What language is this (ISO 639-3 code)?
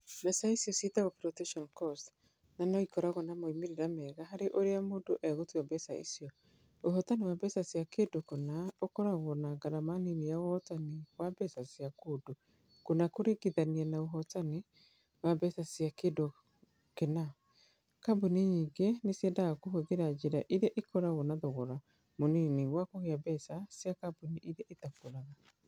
kik